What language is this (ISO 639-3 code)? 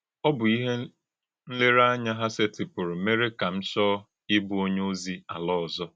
ibo